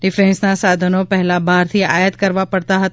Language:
Gujarati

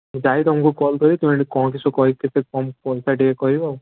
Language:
Odia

